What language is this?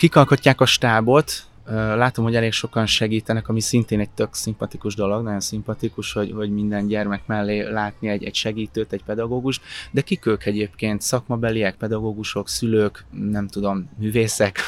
Hungarian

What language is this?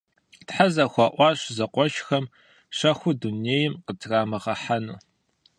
Kabardian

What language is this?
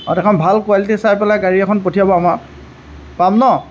Assamese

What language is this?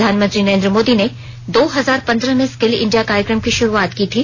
Hindi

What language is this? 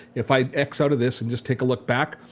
English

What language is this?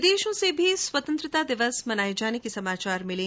Hindi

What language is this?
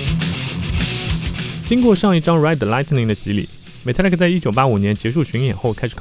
Chinese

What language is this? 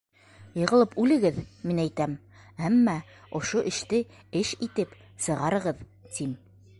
Bashkir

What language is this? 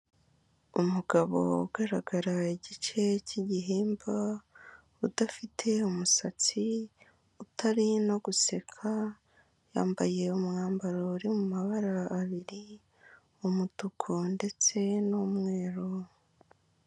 Kinyarwanda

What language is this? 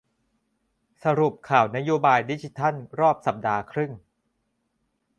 Thai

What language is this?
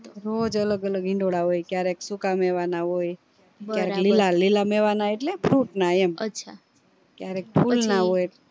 Gujarati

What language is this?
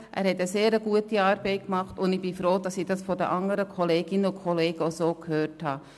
Swiss German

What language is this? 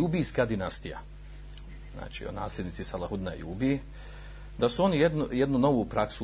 Croatian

